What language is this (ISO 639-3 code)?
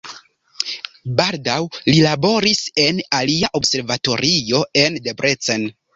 epo